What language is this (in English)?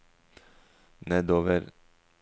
Norwegian